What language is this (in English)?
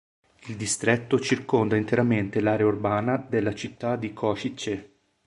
Italian